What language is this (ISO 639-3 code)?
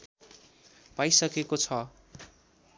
nep